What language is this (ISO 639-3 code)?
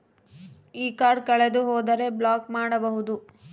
kan